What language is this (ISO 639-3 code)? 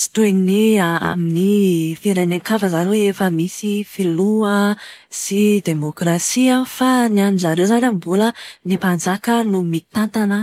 mlg